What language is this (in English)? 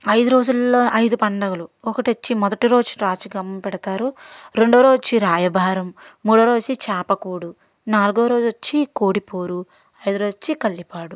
Telugu